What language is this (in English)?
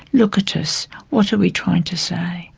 English